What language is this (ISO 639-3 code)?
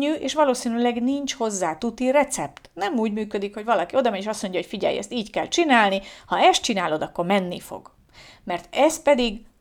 hun